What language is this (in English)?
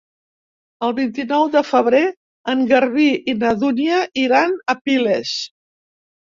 Catalan